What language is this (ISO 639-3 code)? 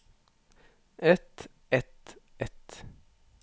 nor